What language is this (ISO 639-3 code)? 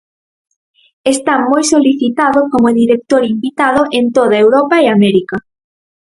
glg